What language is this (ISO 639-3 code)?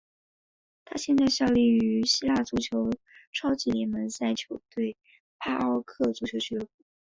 zho